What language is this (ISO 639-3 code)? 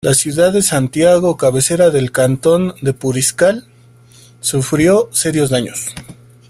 spa